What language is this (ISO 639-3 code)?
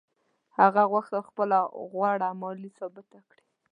pus